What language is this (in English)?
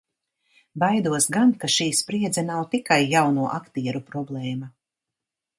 Latvian